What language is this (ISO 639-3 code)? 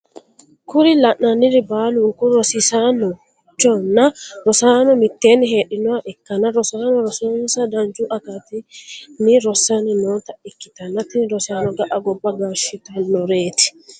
sid